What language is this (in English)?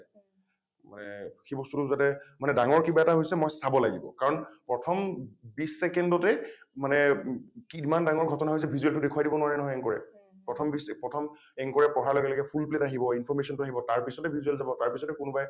Assamese